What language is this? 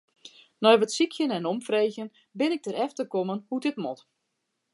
Western Frisian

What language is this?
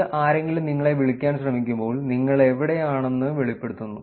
Malayalam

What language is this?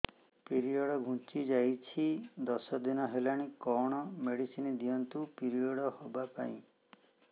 Odia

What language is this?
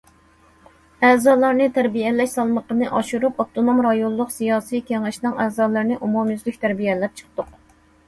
Uyghur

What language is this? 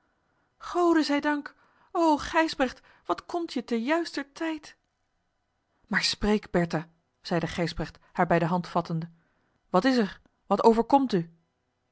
Dutch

